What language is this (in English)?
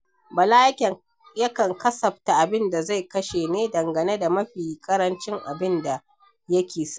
Hausa